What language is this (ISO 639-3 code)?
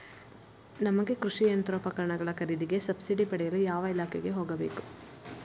kan